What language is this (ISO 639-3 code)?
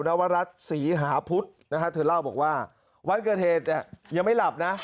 tha